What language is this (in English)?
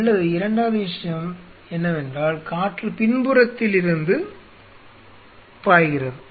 Tamil